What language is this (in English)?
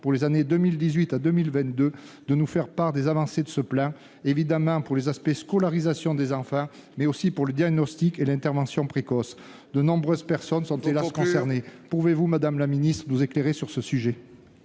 French